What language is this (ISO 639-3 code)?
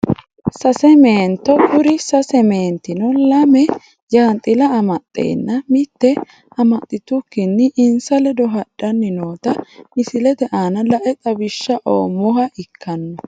sid